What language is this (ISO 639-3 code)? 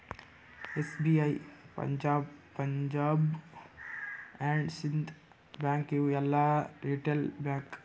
kan